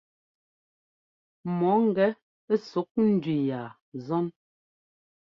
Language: Ngomba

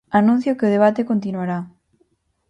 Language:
Galician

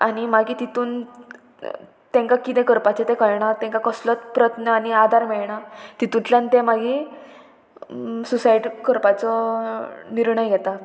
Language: Konkani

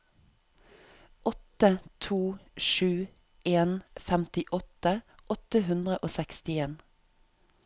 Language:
Norwegian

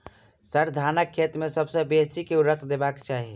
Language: Maithili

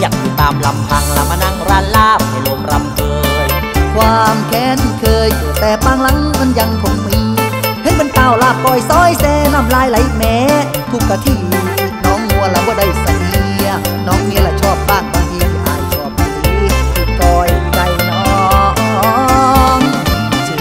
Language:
Thai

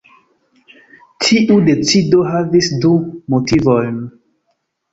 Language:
Esperanto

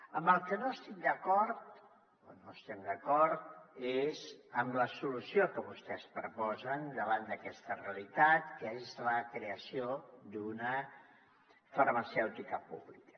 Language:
Catalan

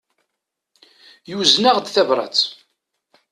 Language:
Kabyle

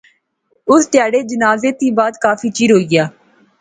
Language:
Pahari-Potwari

